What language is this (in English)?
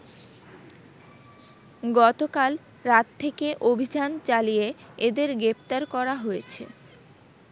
Bangla